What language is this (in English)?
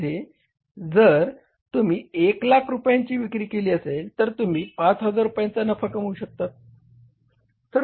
Marathi